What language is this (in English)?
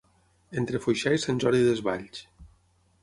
Catalan